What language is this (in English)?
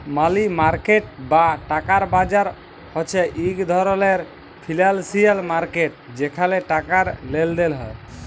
Bangla